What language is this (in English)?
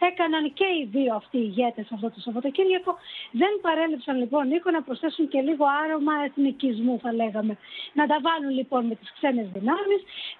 Greek